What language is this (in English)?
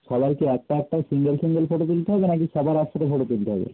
Bangla